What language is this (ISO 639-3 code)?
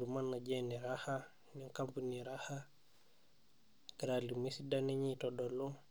mas